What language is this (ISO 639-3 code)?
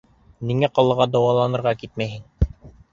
bak